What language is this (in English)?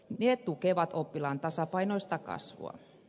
Finnish